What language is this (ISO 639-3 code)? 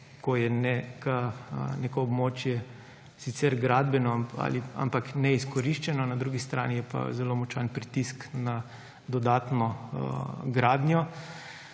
slv